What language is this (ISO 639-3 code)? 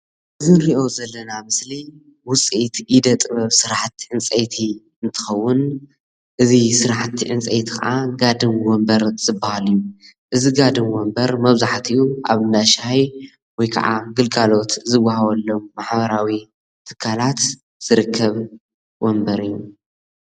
tir